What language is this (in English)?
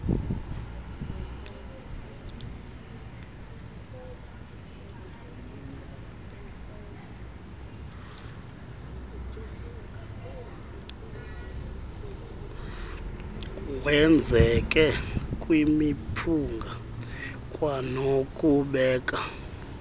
Xhosa